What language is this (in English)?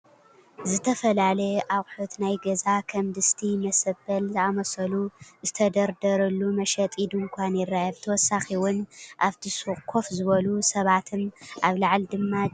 Tigrinya